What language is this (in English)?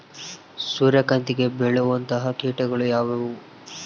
Kannada